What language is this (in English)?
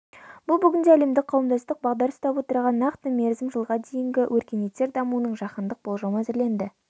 Kazakh